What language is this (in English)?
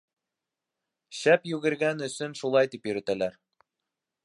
Bashkir